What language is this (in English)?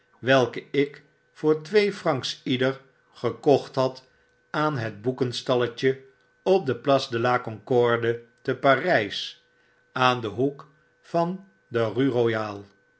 Dutch